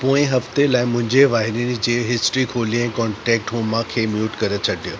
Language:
Sindhi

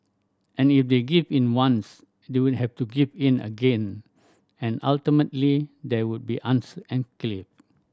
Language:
English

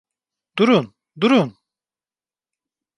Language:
Turkish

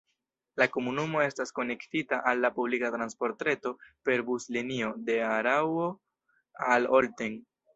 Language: Esperanto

